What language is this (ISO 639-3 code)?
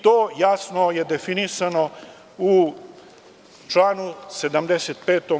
srp